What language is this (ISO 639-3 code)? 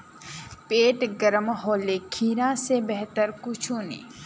mag